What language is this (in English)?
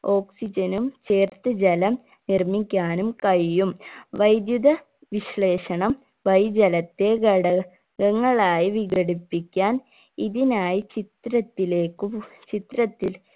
Malayalam